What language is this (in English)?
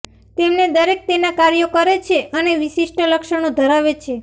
Gujarati